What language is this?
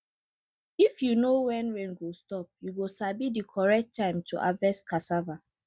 Nigerian Pidgin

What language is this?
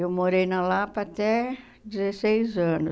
Portuguese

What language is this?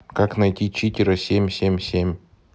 Russian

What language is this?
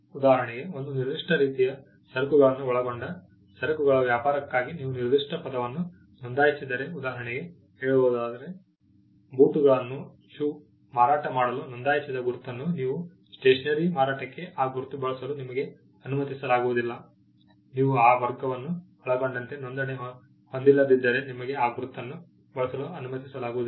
Kannada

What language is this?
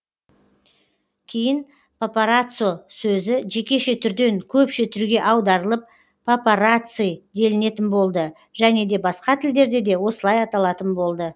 Kazakh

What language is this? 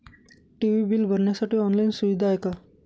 Marathi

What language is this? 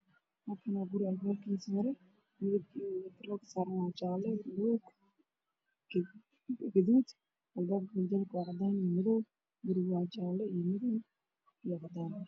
Somali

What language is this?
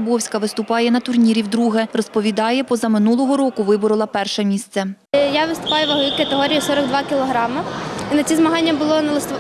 Ukrainian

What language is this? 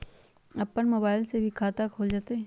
Magahi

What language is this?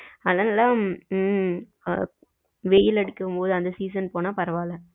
Tamil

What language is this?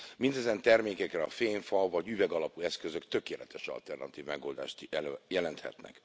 Hungarian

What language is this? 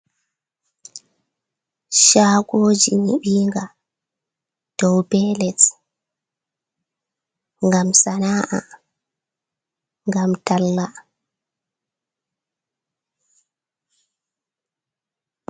Fula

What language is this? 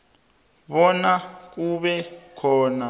South Ndebele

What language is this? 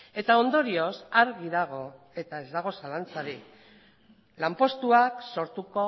Basque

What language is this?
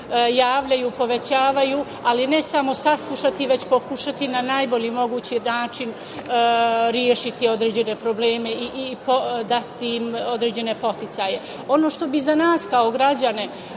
Serbian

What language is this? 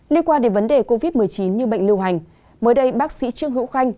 Vietnamese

